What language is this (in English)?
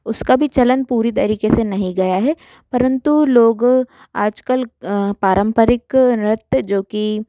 Hindi